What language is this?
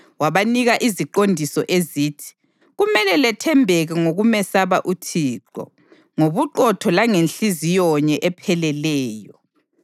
North Ndebele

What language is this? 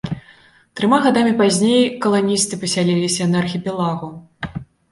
Belarusian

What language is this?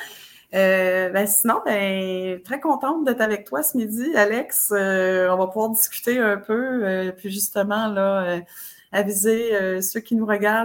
French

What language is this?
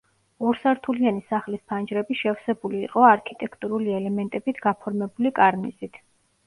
Georgian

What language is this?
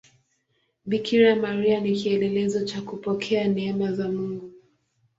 Swahili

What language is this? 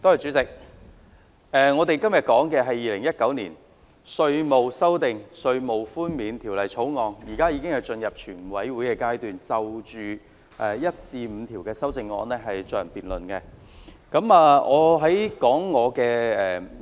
Cantonese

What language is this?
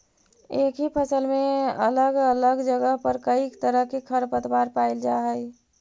Magahi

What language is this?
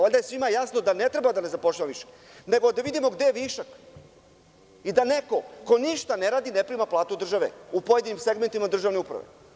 Serbian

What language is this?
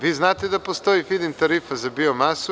Serbian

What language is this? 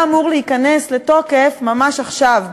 Hebrew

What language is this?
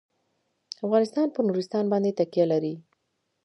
Pashto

